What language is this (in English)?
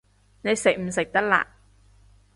Cantonese